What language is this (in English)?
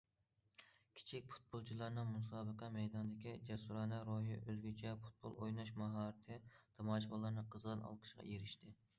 Uyghur